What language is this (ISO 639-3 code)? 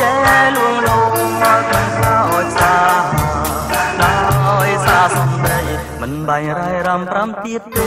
tha